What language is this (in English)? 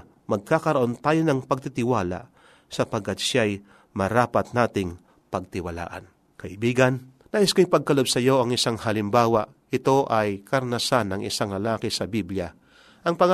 Filipino